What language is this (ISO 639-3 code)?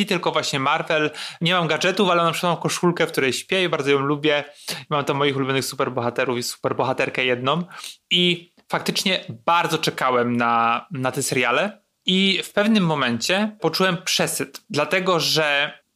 pol